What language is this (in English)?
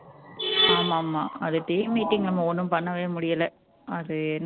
Tamil